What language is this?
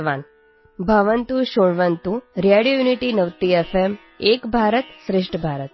Odia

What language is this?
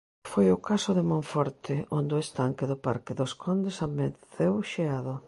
Galician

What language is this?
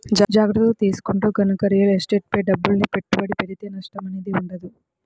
Telugu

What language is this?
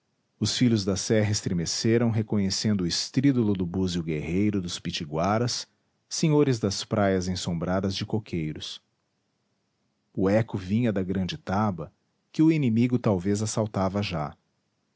Portuguese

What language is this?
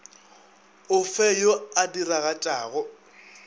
Northern Sotho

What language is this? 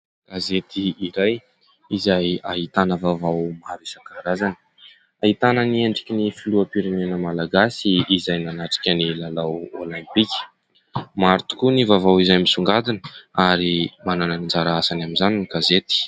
Malagasy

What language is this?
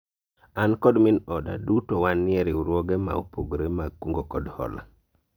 Luo (Kenya and Tanzania)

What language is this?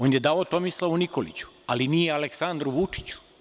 Serbian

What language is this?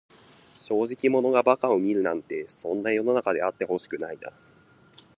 Japanese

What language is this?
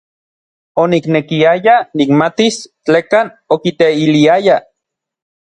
Orizaba Nahuatl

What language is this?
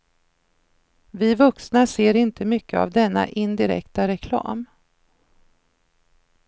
Swedish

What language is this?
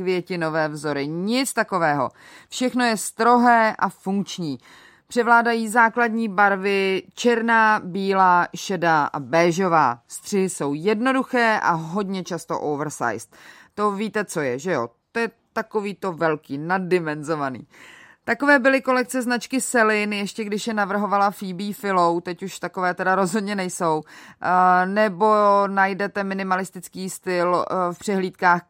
Czech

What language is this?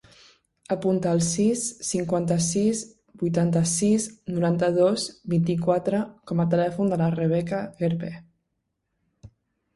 Catalan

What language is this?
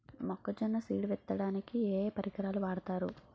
Telugu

